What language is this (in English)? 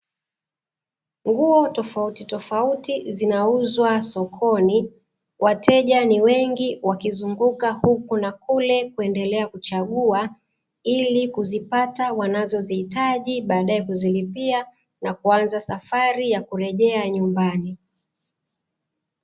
Swahili